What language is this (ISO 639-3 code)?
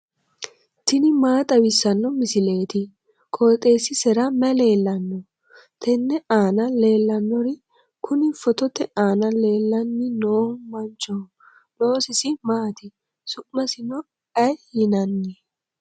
sid